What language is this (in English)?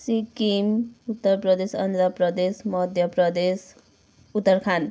Nepali